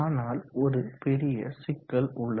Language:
Tamil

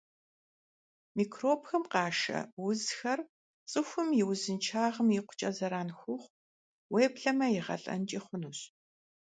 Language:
Kabardian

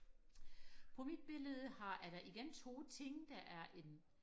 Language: Danish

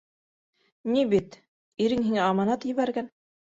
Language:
Bashkir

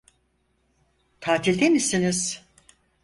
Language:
Turkish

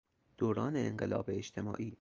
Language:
Persian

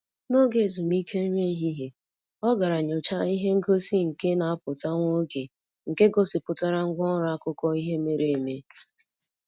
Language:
Igbo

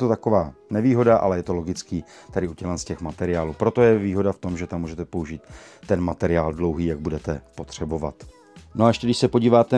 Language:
Czech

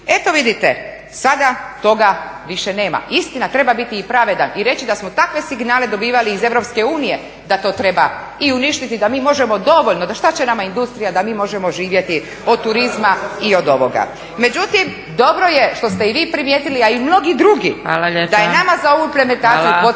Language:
Croatian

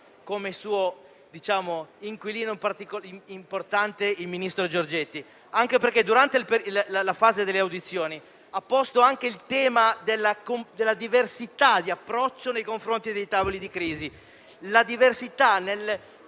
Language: Italian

